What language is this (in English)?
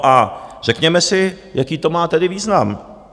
Czech